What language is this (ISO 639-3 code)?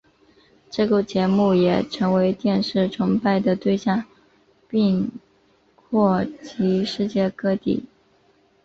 zho